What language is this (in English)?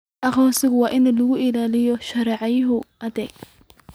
Somali